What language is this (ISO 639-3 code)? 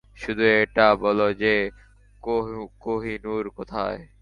ben